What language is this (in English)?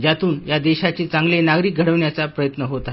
Marathi